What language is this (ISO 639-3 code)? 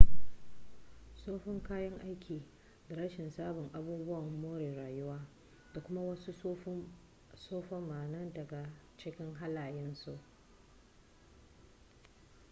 hau